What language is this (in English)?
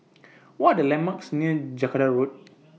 English